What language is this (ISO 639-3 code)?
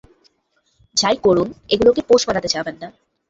ben